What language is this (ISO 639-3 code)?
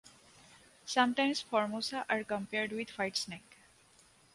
eng